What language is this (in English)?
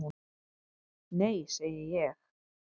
Icelandic